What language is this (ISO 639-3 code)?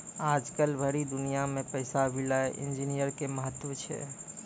mai